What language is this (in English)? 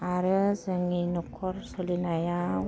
Bodo